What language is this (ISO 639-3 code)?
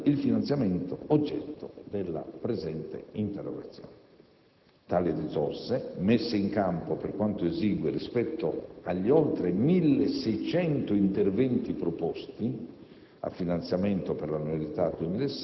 ita